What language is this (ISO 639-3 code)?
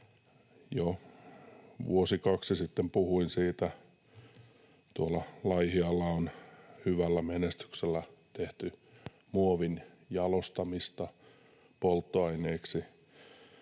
fin